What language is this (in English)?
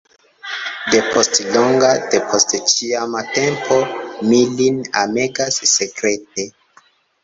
Esperanto